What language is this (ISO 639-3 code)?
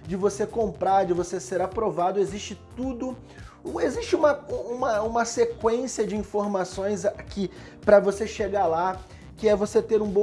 por